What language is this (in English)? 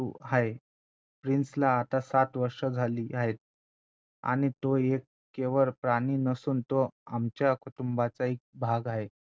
Marathi